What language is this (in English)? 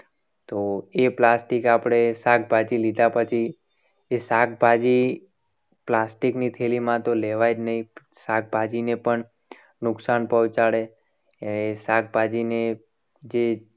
Gujarati